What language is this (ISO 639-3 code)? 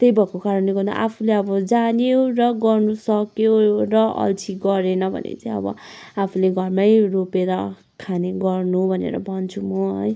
nep